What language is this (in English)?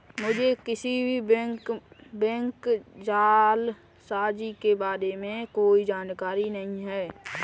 Hindi